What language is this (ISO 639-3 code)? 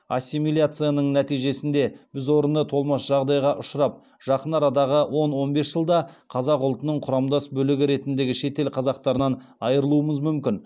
kaz